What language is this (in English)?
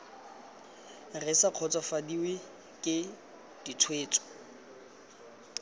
Tswana